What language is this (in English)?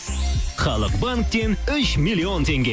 Kazakh